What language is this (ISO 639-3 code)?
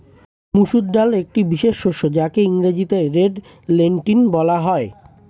ben